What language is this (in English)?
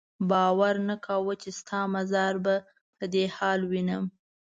Pashto